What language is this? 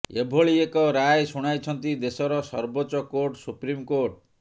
Odia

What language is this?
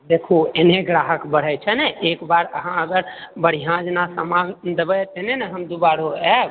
Maithili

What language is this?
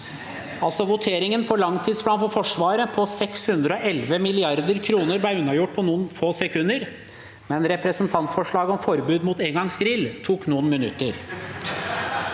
Norwegian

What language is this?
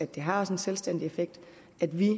Danish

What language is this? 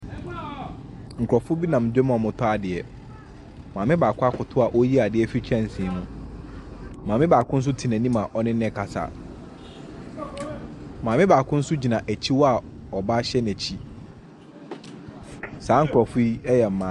Akan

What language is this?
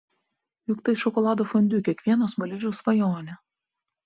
Lithuanian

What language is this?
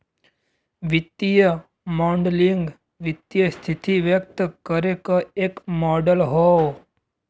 Bhojpuri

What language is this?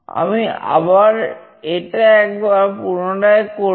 Bangla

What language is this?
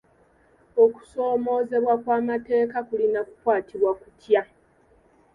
Ganda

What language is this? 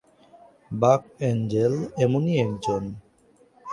Bangla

